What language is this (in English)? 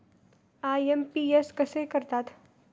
Marathi